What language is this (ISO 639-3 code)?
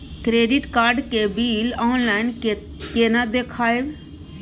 mai